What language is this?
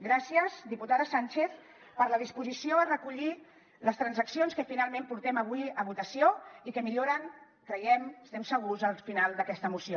Catalan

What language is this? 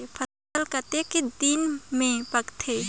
Chhattisgarhi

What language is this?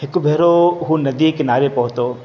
Sindhi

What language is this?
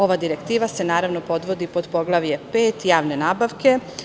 Serbian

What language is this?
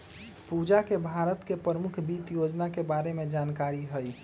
Magahi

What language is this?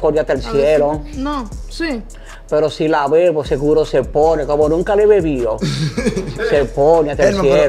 Spanish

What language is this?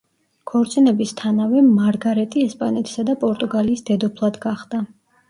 Georgian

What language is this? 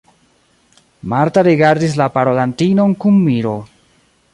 Esperanto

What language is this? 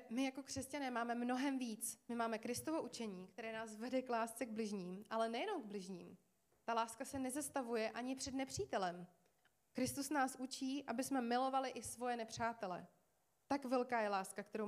Czech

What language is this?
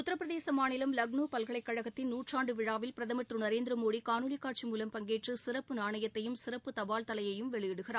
Tamil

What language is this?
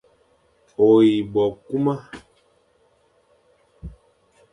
Fang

